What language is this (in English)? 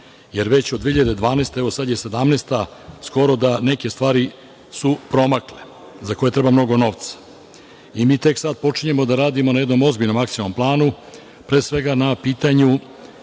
Serbian